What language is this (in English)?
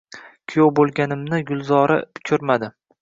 Uzbek